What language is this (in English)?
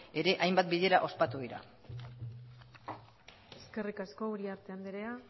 Basque